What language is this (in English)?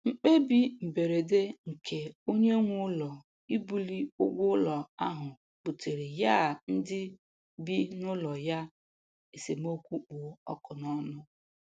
Igbo